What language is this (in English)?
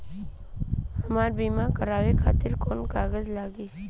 Bhojpuri